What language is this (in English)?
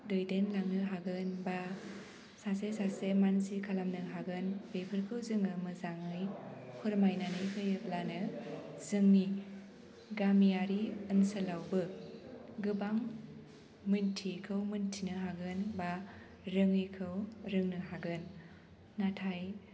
Bodo